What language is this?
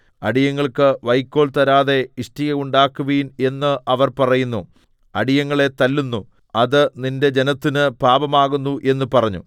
Malayalam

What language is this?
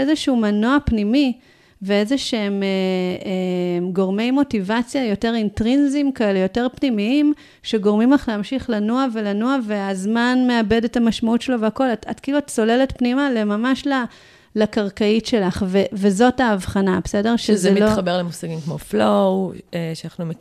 Hebrew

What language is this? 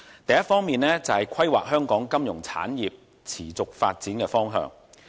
Cantonese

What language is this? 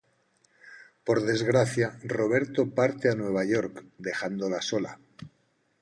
Spanish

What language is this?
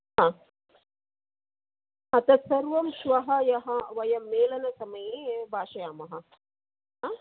Sanskrit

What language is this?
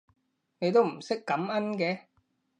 Cantonese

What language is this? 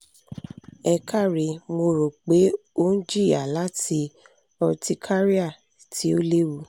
Yoruba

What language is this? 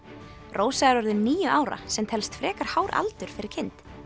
Icelandic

